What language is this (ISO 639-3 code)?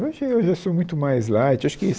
por